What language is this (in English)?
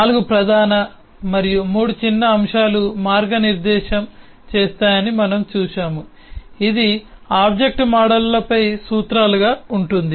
Telugu